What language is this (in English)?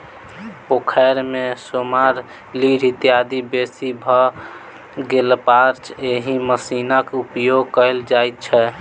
Maithili